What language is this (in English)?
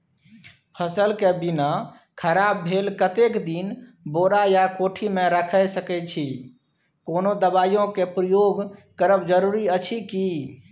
Maithili